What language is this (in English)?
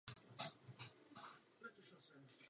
Czech